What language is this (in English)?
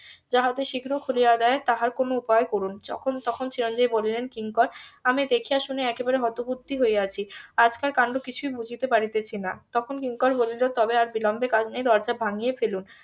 Bangla